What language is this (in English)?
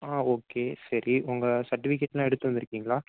Tamil